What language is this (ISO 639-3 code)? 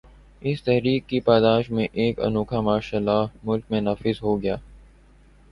urd